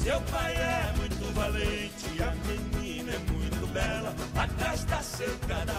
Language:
Portuguese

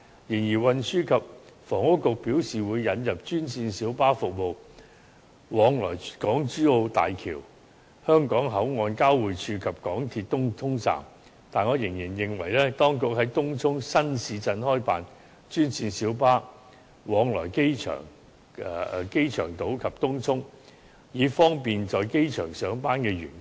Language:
Cantonese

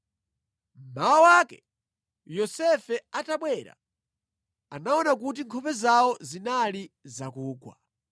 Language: Nyanja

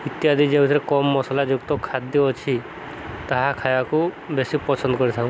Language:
Odia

